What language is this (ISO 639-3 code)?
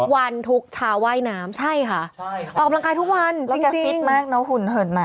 tha